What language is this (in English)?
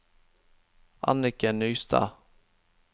Norwegian